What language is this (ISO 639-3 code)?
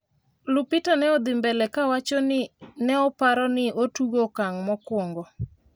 luo